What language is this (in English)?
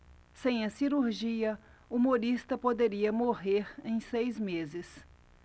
Portuguese